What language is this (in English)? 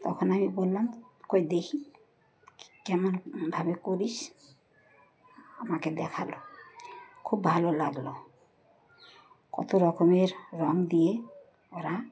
Bangla